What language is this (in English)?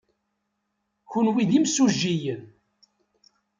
Kabyle